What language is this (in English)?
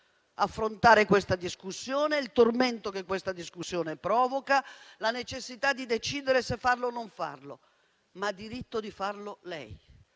Italian